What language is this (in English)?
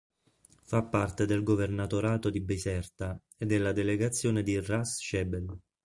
Italian